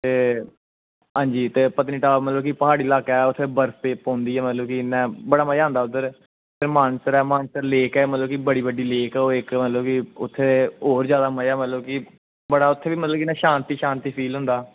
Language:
Dogri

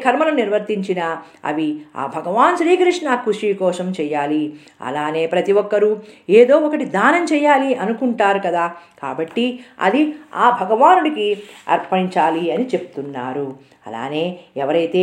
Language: Telugu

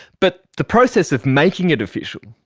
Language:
English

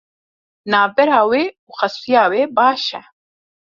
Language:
Kurdish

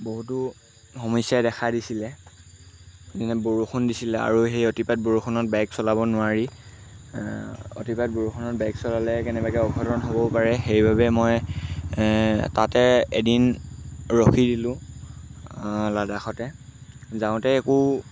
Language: Assamese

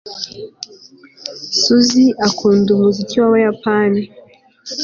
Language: Kinyarwanda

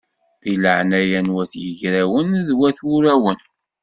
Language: Kabyle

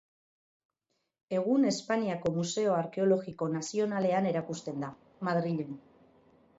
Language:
Basque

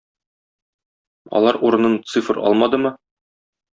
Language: Tatar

